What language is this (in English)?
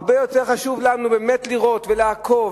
Hebrew